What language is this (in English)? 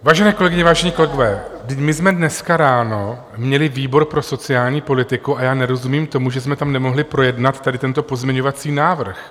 Czech